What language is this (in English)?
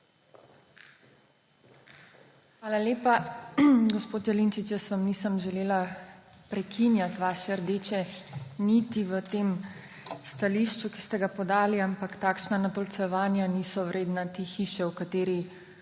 Slovenian